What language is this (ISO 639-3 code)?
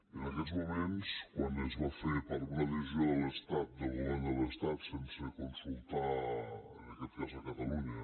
cat